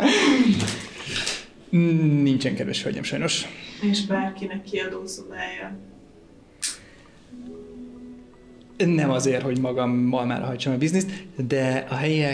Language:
Hungarian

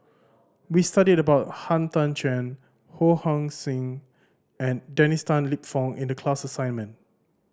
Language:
English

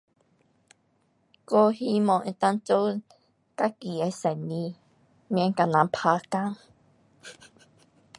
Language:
Pu-Xian Chinese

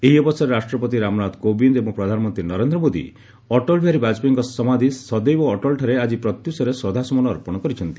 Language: Odia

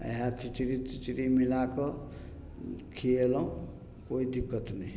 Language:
Maithili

